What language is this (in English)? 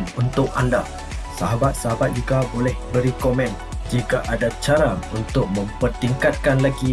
Malay